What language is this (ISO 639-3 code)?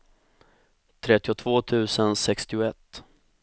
swe